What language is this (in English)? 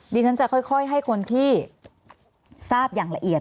Thai